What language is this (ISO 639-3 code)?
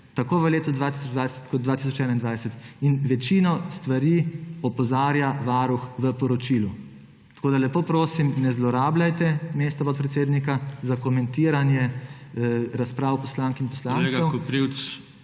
slv